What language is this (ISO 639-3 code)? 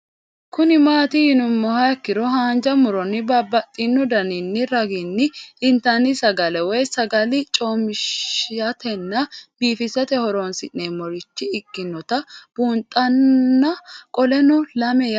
sid